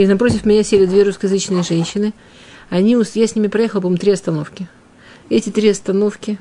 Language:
Russian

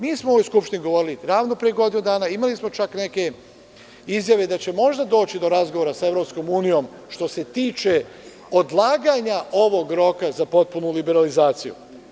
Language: Serbian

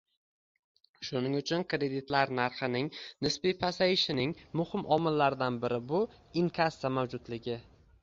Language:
Uzbek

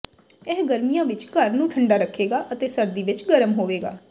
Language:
Punjabi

